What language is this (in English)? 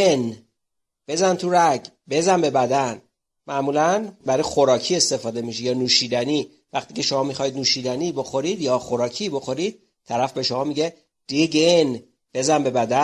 Persian